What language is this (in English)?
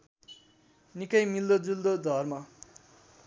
Nepali